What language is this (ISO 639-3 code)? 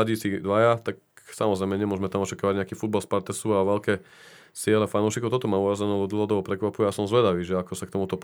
slk